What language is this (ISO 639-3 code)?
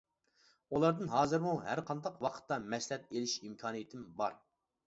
uig